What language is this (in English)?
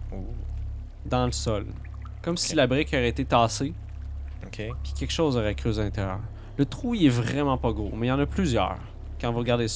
French